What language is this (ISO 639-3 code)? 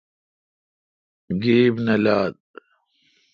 xka